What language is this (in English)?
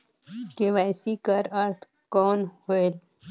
Chhattisgarhi